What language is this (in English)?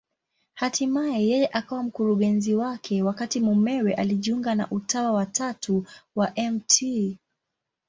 Swahili